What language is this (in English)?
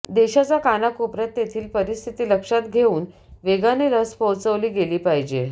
Marathi